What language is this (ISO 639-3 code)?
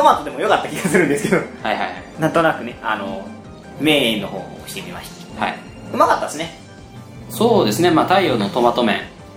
jpn